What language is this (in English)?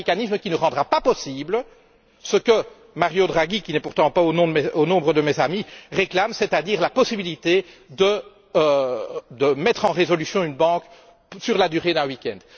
French